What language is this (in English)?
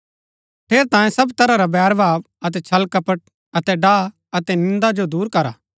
Gaddi